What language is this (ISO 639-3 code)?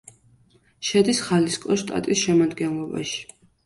kat